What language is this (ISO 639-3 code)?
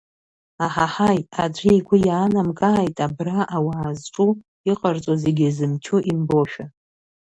abk